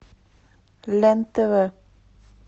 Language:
Russian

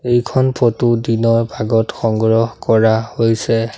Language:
Assamese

